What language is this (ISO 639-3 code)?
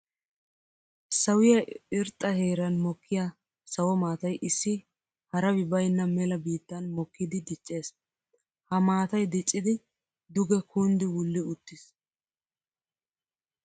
wal